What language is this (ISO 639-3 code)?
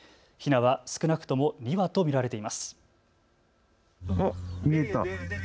jpn